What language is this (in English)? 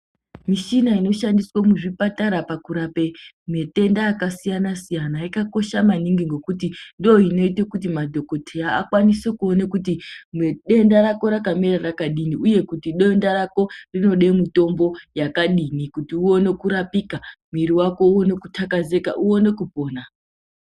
Ndau